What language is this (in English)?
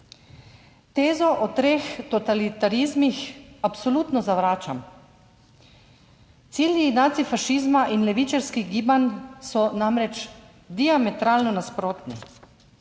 Slovenian